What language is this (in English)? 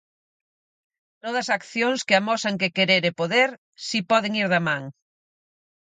Galician